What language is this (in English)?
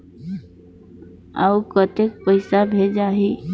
Chhattisgarhi